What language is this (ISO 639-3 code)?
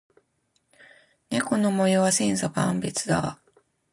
jpn